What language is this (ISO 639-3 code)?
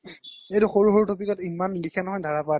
asm